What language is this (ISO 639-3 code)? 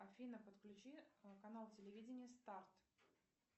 rus